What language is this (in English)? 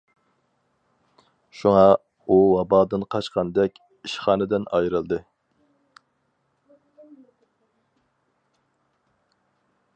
Uyghur